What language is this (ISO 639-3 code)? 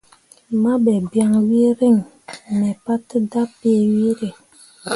mua